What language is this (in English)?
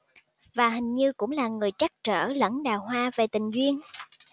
Vietnamese